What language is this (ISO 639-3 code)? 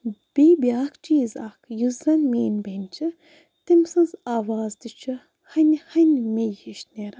kas